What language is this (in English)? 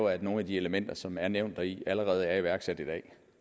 Danish